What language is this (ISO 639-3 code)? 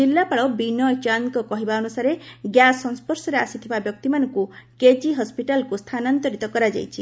ori